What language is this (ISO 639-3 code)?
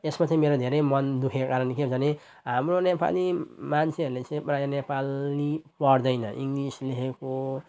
nep